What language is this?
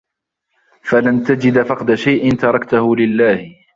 Arabic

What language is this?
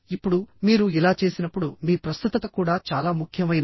Telugu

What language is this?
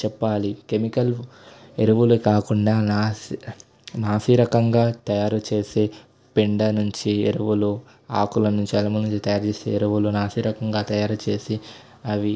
Telugu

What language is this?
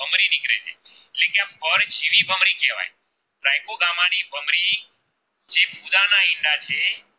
Gujarati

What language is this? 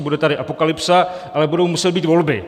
Czech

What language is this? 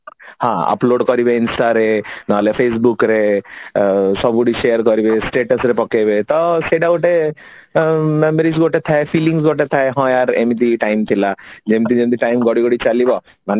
Odia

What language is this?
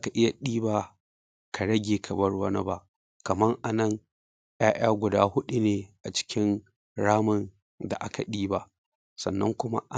Hausa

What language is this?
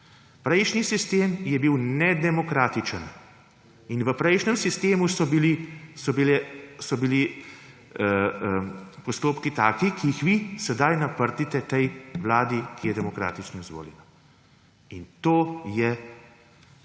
Slovenian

